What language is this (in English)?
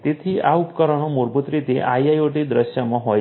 Gujarati